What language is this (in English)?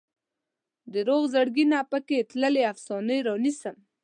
Pashto